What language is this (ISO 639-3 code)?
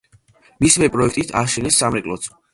kat